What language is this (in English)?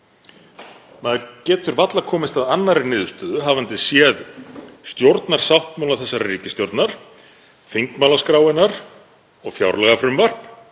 Icelandic